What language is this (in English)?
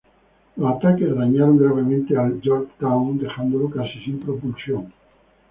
Spanish